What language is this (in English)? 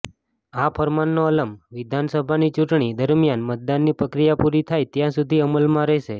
Gujarati